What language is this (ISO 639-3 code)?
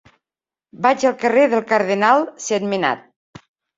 cat